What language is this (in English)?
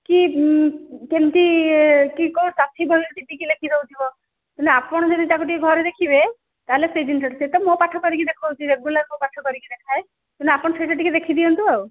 Odia